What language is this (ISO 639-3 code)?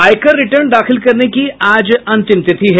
hin